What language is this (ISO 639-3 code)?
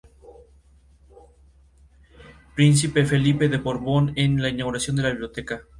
spa